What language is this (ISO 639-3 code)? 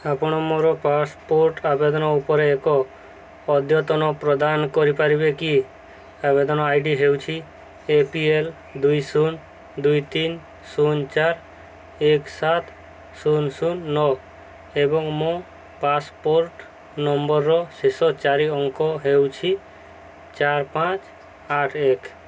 ori